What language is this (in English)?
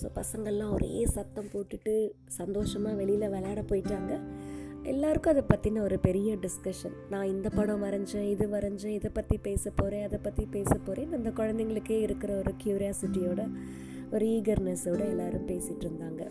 Tamil